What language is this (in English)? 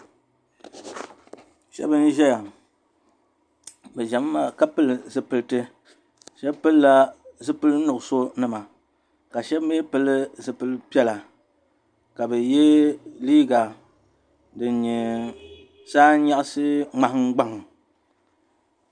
Dagbani